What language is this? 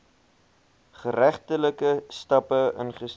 Afrikaans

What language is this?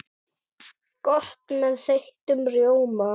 Icelandic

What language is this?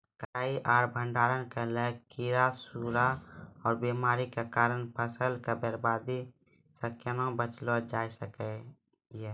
Maithili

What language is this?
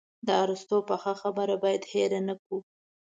Pashto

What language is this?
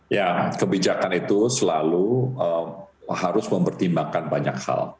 Indonesian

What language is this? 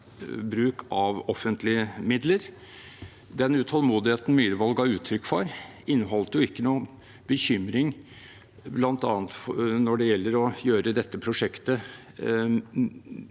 Norwegian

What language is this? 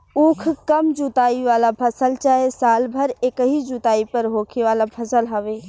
Bhojpuri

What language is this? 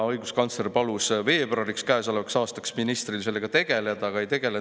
Estonian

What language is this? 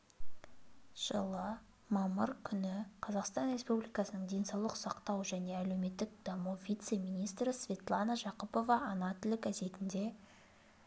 Kazakh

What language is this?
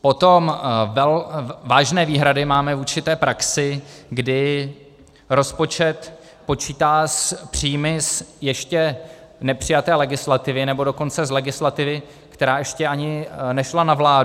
Czech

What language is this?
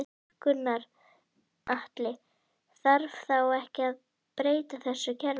Icelandic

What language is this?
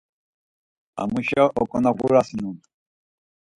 Laz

